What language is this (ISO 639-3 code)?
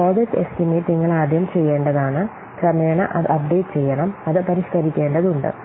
mal